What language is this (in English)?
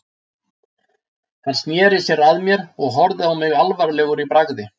Icelandic